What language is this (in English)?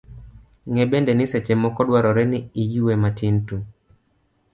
Luo (Kenya and Tanzania)